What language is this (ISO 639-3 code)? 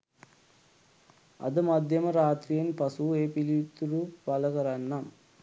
sin